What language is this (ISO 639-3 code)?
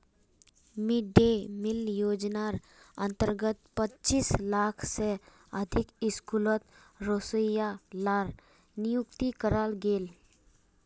mag